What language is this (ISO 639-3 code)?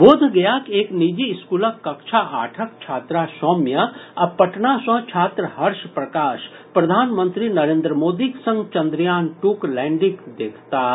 mai